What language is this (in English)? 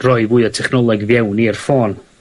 Welsh